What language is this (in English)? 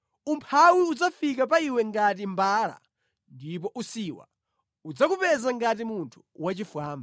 Nyanja